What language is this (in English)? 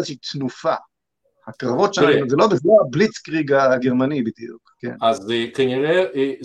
Hebrew